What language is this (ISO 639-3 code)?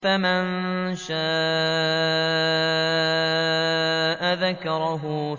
ara